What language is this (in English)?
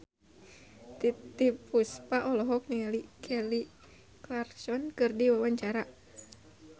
Sundanese